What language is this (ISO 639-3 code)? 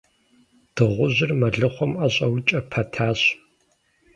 kbd